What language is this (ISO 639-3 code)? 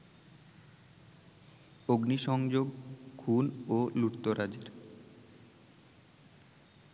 ben